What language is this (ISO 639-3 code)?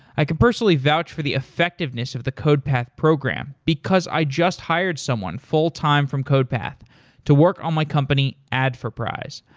eng